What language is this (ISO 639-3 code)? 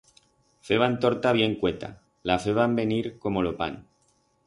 arg